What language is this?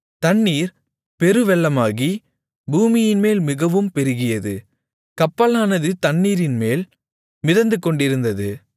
Tamil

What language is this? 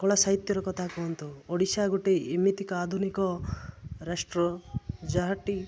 Odia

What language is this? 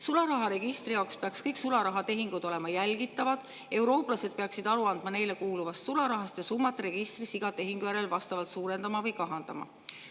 Estonian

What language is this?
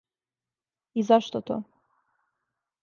Serbian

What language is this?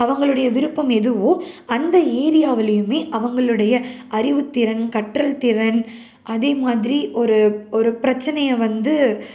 Tamil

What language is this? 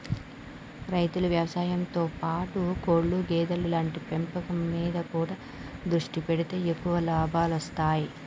Telugu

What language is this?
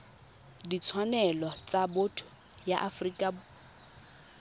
Tswana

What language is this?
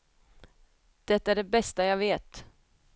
Swedish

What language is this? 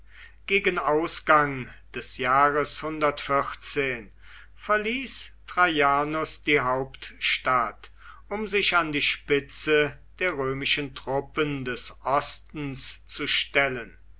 German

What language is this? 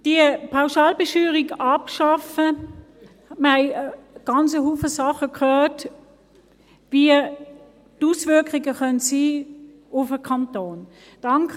Swiss German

